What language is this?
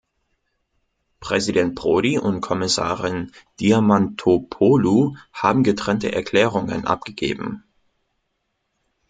German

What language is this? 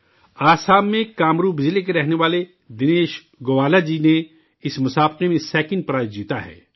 Urdu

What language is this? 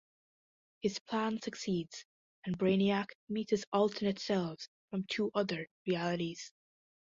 English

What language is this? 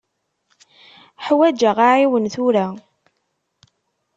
Kabyle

